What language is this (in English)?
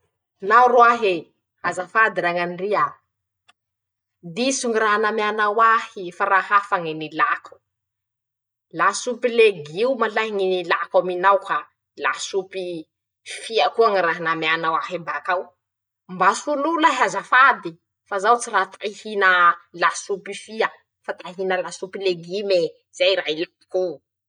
Masikoro Malagasy